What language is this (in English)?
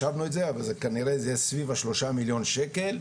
Hebrew